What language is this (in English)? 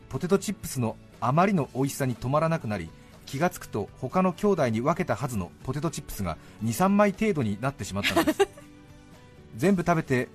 Japanese